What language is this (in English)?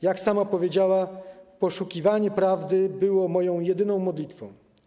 Polish